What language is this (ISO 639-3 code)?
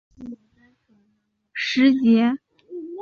zho